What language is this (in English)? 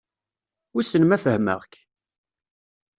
Kabyle